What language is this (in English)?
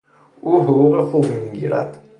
Persian